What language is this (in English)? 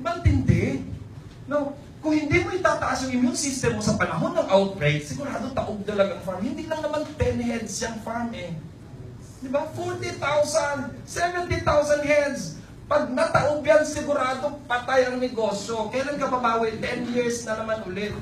Filipino